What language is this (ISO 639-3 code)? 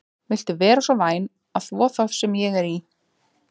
isl